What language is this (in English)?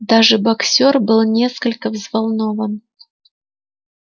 Russian